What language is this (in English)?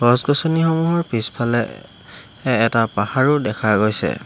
Assamese